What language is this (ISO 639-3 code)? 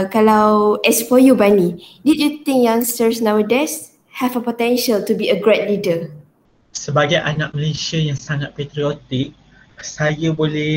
msa